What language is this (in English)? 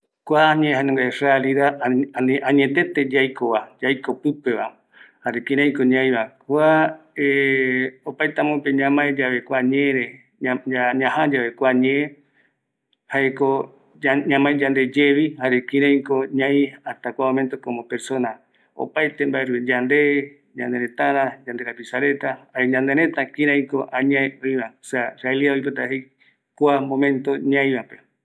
Eastern Bolivian Guaraní